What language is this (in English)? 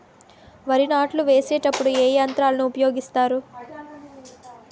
Telugu